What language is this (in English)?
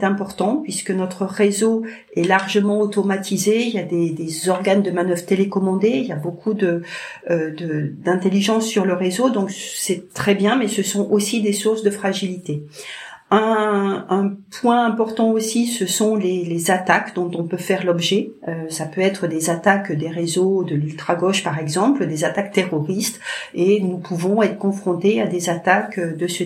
French